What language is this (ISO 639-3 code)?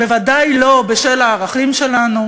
heb